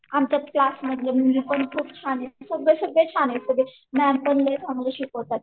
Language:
Marathi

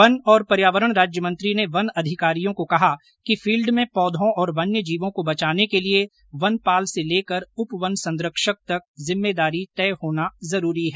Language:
Hindi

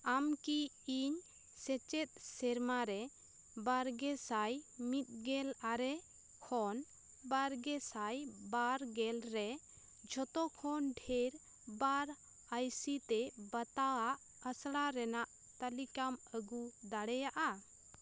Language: Santali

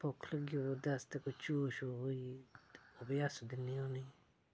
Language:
Dogri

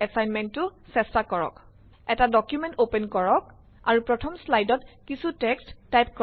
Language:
Assamese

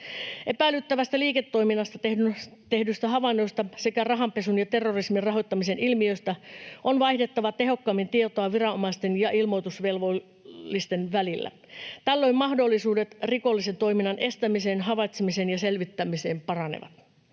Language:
Finnish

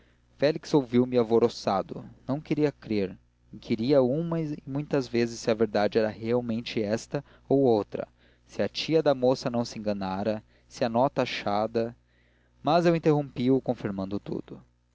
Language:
Portuguese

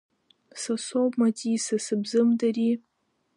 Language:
Abkhazian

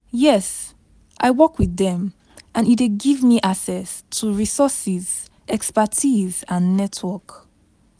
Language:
Nigerian Pidgin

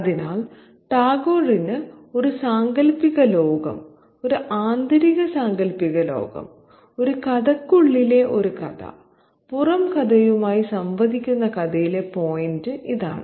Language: Malayalam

